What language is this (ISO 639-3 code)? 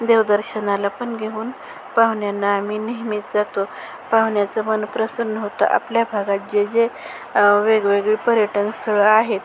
mar